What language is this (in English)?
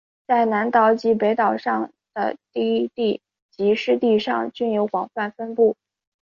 Chinese